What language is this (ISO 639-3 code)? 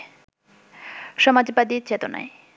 ben